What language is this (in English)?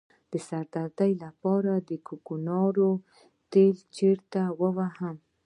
Pashto